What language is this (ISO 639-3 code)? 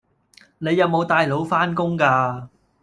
yue